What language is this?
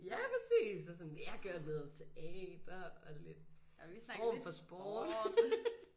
Danish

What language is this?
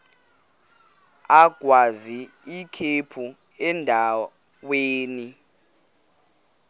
Xhosa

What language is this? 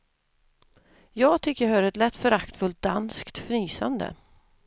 Swedish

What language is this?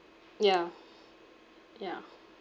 English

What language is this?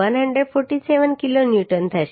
Gujarati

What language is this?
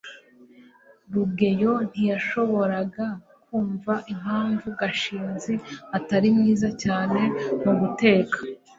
Kinyarwanda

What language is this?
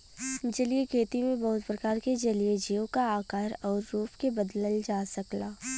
Bhojpuri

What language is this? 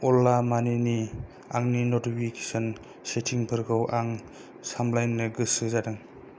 Bodo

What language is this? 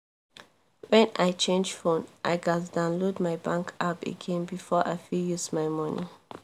Nigerian Pidgin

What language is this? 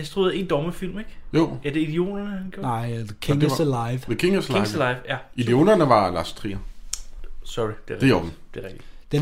Danish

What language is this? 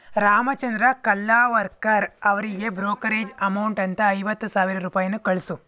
Kannada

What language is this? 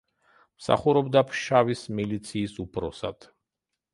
Georgian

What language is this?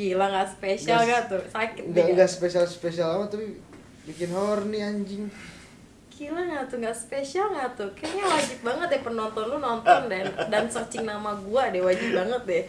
Indonesian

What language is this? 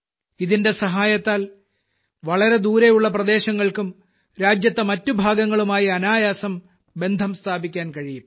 Malayalam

